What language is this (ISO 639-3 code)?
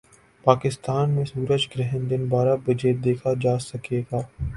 urd